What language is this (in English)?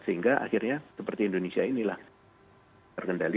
Indonesian